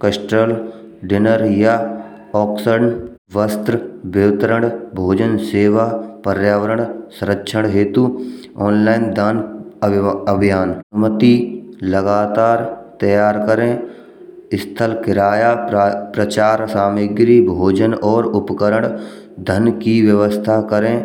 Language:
Braj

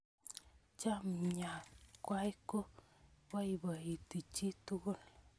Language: Kalenjin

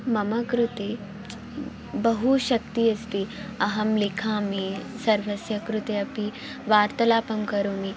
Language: Sanskrit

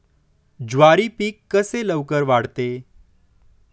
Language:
Marathi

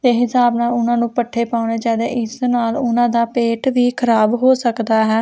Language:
Punjabi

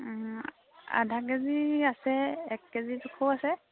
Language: Assamese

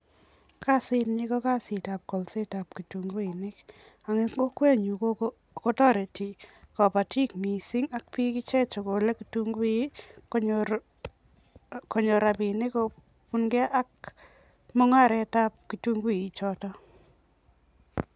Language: Kalenjin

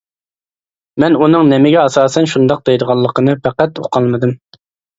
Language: Uyghur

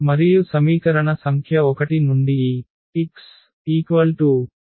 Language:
Telugu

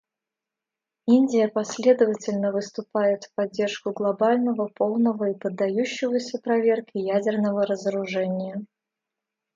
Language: Russian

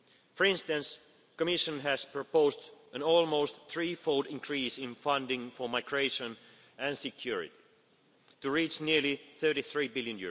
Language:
English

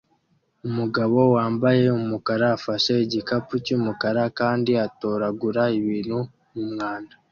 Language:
Kinyarwanda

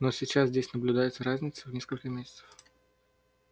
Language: Russian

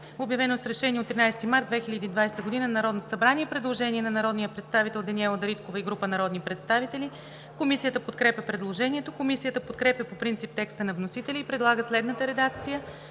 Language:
Bulgarian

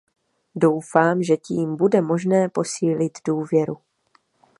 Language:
Czech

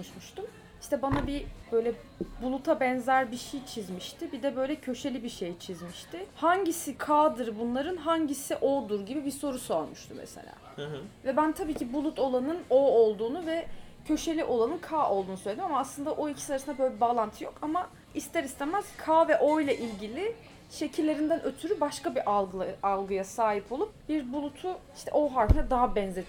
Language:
Turkish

